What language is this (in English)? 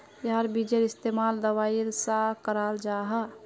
Magahi